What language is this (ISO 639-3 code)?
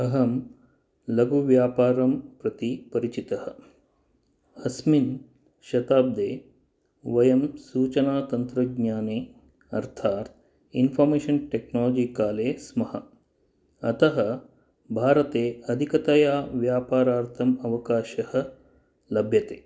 san